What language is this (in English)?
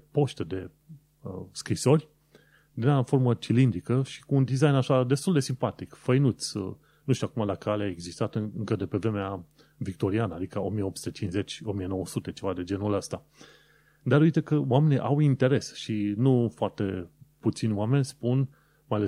Romanian